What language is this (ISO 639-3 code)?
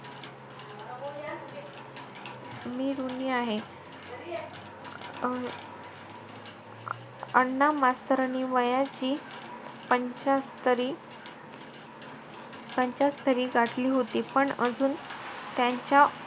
mar